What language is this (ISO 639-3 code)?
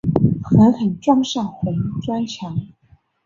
zho